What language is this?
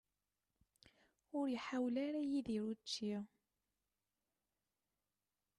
Kabyle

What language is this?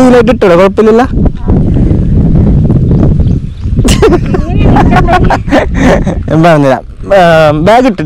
Malayalam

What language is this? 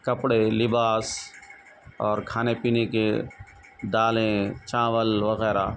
Urdu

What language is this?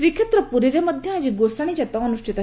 Odia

